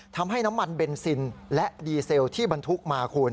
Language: Thai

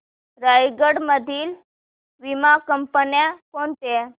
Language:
Marathi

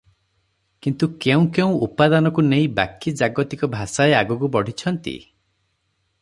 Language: Odia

